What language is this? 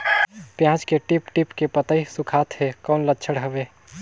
Chhattisgarhi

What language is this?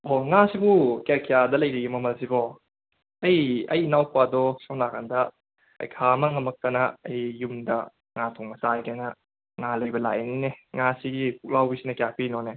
Manipuri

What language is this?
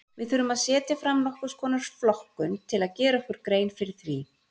Icelandic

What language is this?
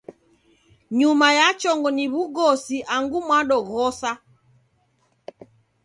Taita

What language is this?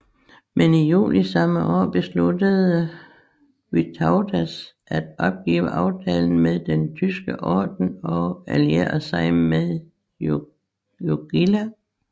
Danish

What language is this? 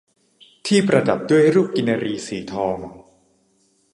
Thai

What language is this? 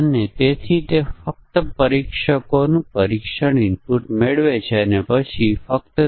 Gujarati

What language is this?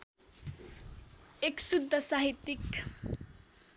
Nepali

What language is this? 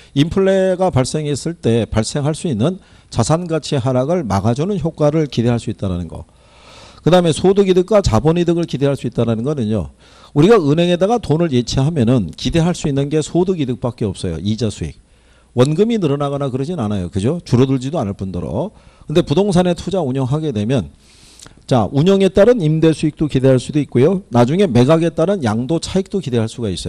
Korean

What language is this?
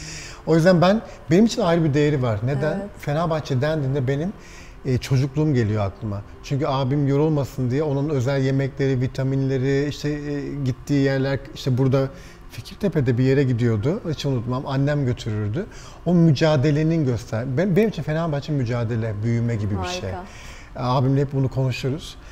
Turkish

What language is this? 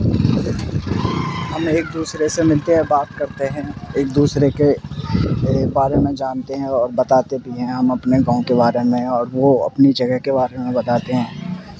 Urdu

